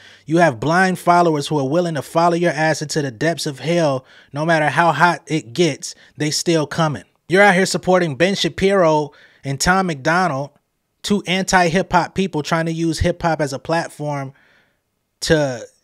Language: English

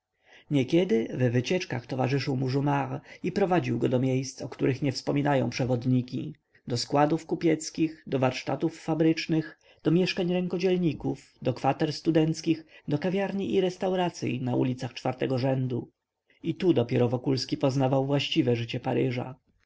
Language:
Polish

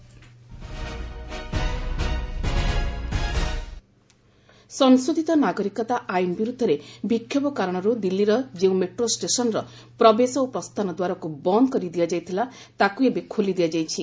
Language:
Odia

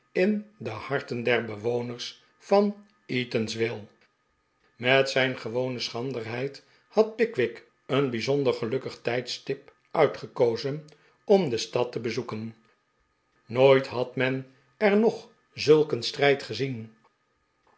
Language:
Dutch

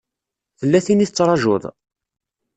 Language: Kabyle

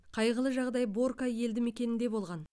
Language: Kazakh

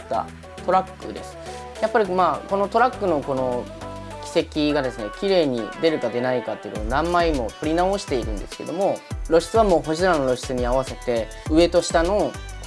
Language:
Japanese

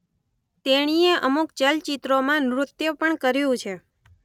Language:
Gujarati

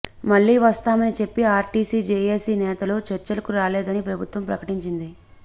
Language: Telugu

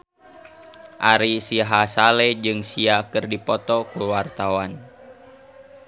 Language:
Sundanese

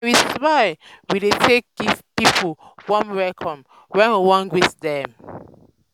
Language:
Nigerian Pidgin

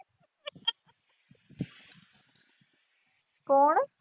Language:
Punjabi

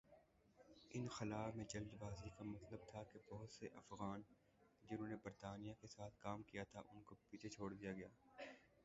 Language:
Urdu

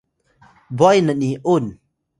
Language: Atayal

